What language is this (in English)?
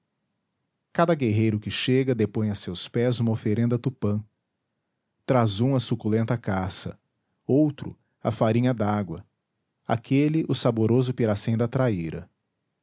Portuguese